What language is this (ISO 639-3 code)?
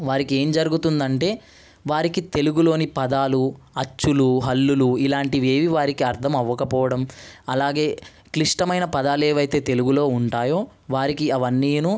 tel